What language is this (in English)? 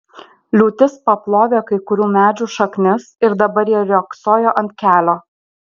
Lithuanian